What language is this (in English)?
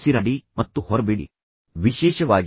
Kannada